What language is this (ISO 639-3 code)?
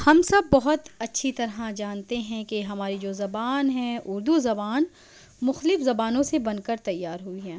urd